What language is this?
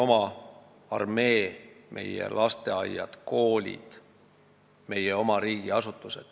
Estonian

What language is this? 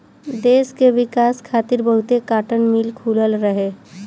Bhojpuri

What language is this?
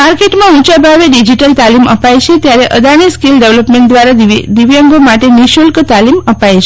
Gujarati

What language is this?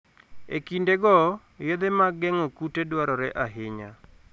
Luo (Kenya and Tanzania)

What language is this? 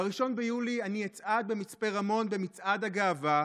Hebrew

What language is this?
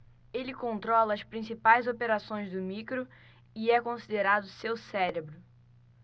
Portuguese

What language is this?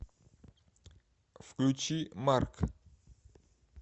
Russian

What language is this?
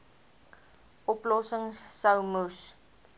Afrikaans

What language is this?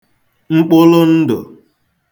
Igbo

